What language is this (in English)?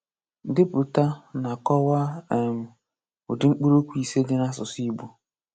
Igbo